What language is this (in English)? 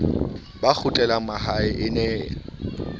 Southern Sotho